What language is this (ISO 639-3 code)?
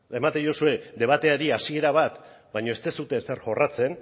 eus